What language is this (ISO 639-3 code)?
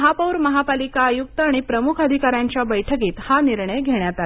mar